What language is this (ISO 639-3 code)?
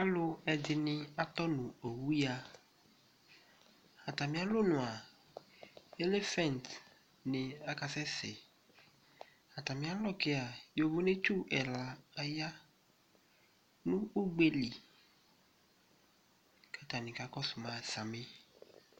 kpo